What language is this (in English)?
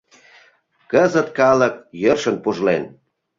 Mari